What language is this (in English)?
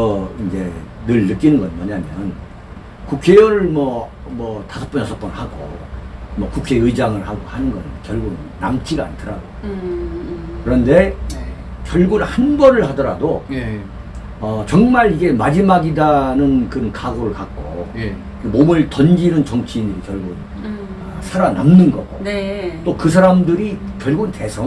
Korean